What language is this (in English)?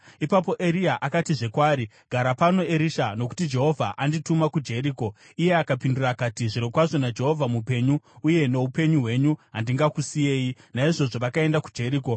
Shona